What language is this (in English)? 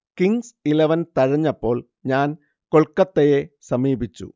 Malayalam